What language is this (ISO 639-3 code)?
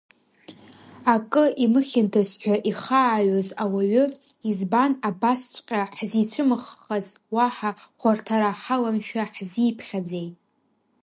abk